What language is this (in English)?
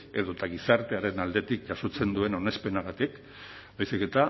Basque